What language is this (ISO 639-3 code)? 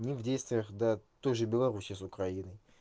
rus